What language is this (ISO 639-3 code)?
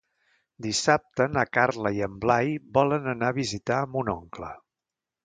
cat